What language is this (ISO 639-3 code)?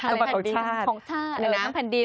tha